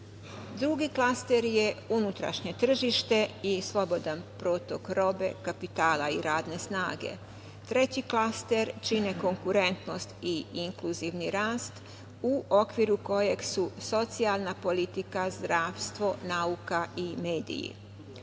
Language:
Serbian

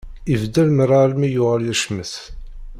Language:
Kabyle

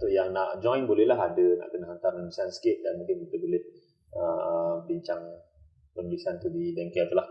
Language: Malay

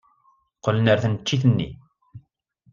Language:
Kabyle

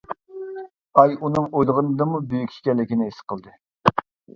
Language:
Uyghur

